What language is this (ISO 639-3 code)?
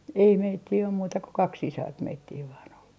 fin